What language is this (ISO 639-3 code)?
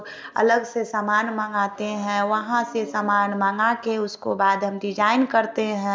hin